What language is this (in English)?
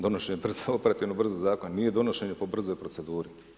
Croatian